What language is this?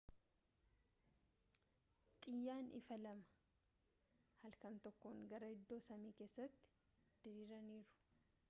Oromo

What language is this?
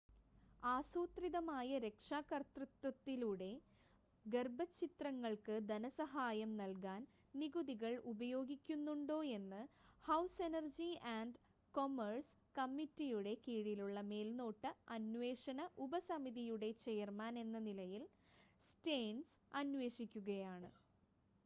Malayalam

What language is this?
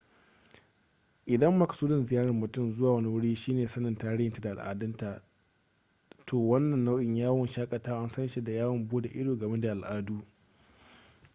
Hausa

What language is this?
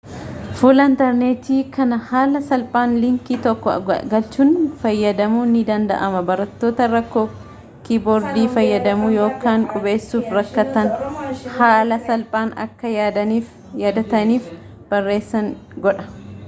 Oromo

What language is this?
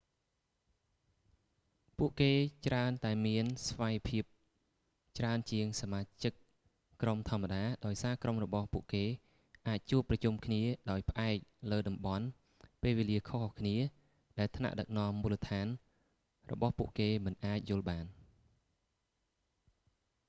Khmer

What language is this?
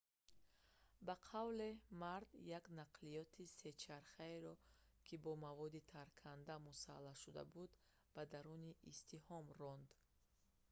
Tajik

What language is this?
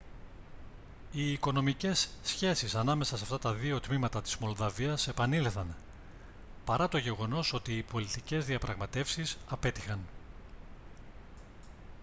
Greek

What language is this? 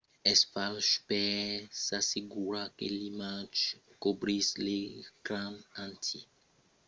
Occitan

